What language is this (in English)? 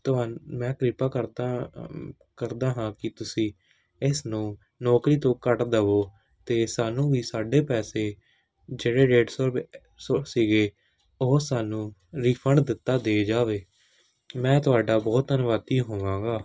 Punjabi